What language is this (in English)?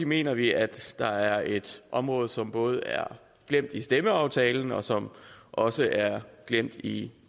Danish